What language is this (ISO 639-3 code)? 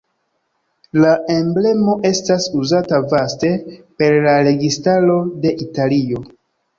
epo